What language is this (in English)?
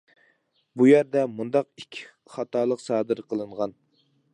Uyghur